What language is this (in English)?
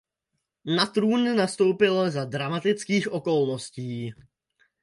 Czech